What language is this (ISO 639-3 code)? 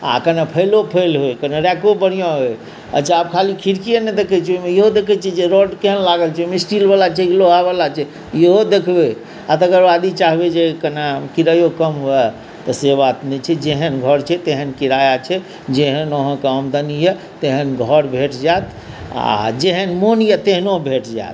mai